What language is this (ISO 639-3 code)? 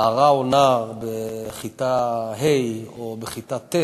heb